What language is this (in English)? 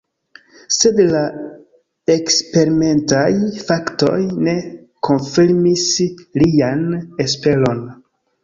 Esperanto